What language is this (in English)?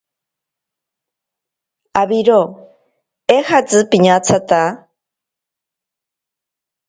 Ashéninka Perené